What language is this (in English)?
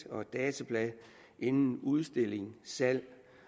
Danish